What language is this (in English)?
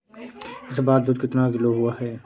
Hindi